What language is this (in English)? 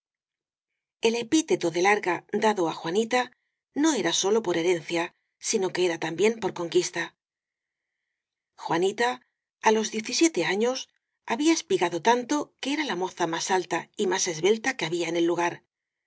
Spanish